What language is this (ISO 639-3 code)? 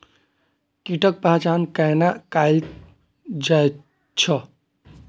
mai